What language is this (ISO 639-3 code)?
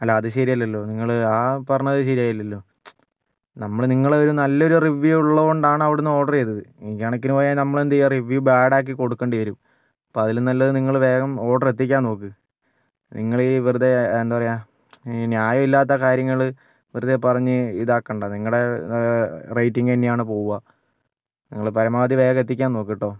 mal